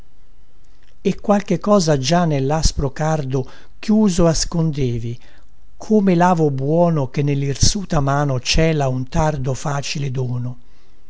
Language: Italian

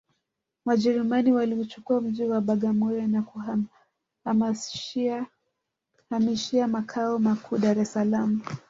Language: Swahili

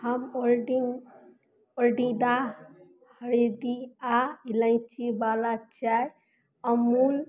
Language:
Maithili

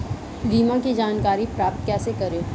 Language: Hindi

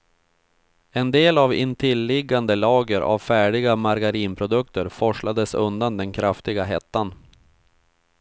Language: Swedish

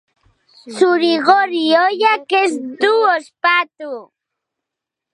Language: Basque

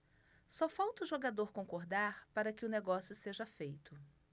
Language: Portuguese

